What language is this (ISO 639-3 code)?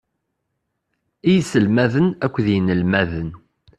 kab